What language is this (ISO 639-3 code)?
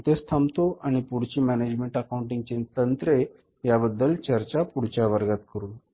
mar